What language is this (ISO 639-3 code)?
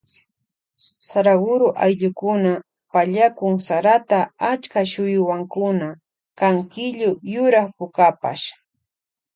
qvj